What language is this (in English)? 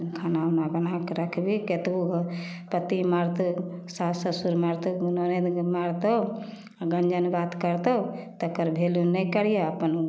Maithili